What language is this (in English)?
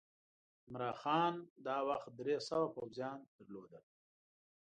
Pashto